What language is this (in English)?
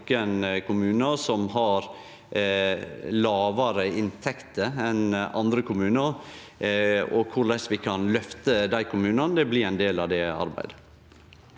Norwegian